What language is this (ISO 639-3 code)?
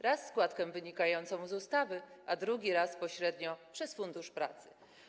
pol